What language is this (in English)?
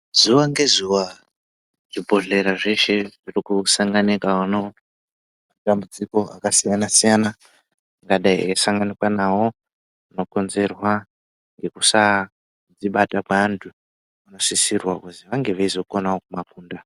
Ndau